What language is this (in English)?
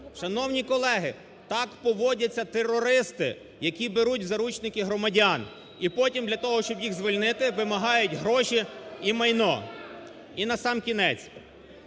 Ukrainian